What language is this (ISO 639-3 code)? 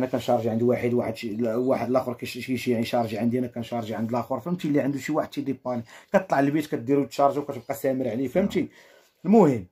ara